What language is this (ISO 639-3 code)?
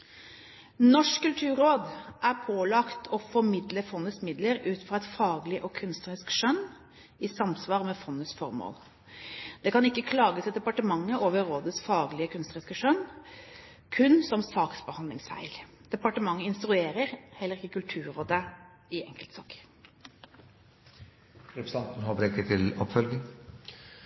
nob